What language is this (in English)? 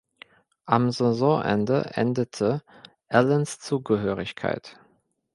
German